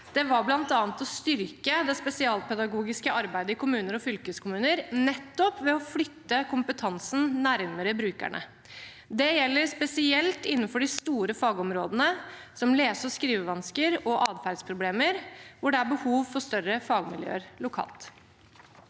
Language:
Norwegian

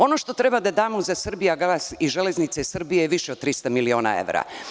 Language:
Serbian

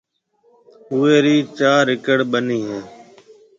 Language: Marwari (Pakistan)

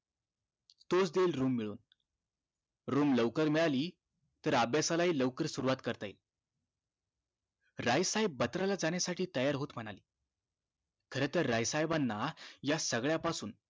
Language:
Marathi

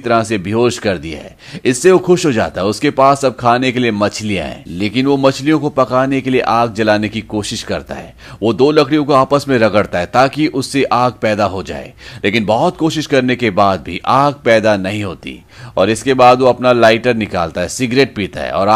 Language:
Hindi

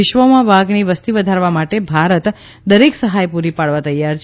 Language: Gujarati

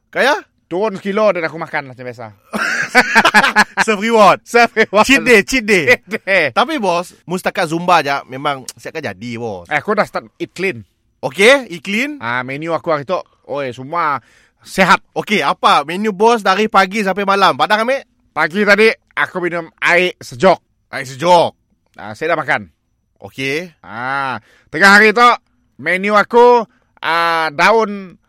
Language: Malay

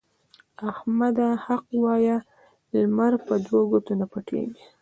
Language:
Pashto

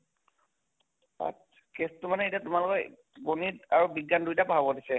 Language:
Assamese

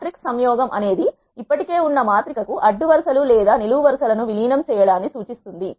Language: Telugu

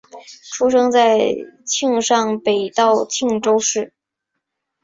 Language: Chinese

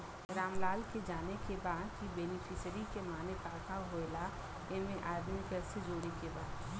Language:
Bhojpuri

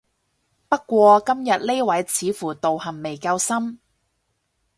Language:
Cantonese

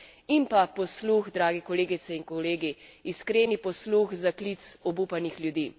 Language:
Slovenian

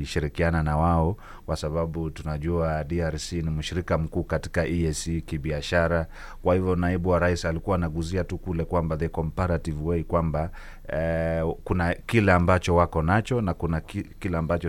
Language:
Swahili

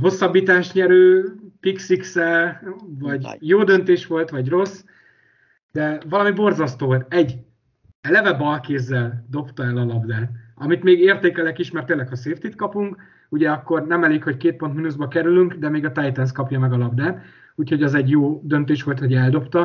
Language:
Hungarian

